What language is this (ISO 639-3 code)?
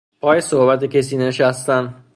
fas